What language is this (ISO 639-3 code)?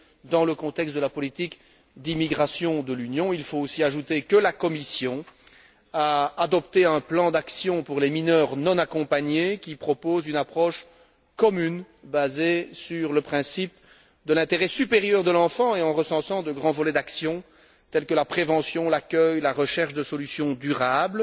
fra